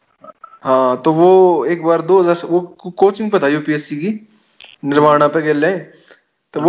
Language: Hindi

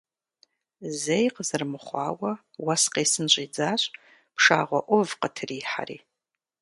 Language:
Kabardian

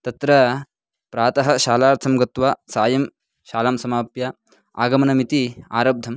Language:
Sanskrit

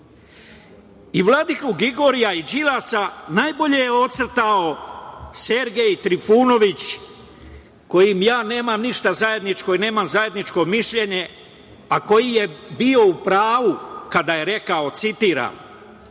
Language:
Serbian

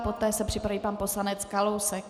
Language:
Czech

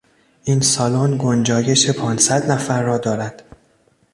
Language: Persian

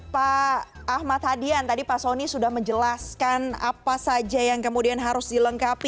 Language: Indonesian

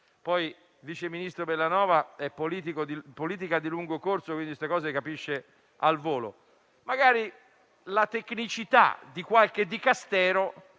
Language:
Italian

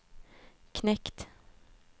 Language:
Swedish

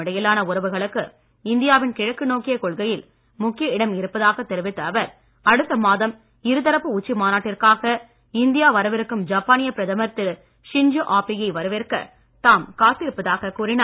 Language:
Tamil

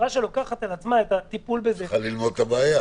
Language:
Hebrew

